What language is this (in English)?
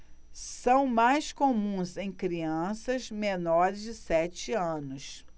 Portuguese